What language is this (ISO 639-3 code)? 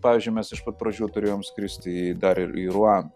lit